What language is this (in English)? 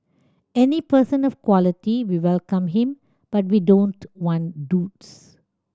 English